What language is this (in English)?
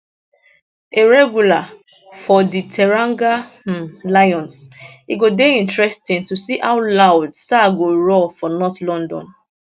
Nigerian Pidgin